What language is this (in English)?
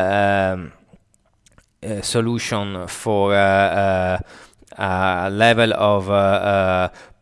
English